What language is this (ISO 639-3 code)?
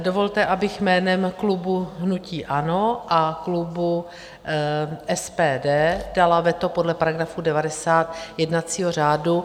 ces